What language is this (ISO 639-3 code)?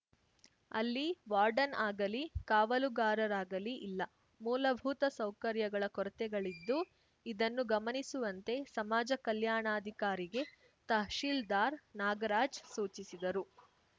kan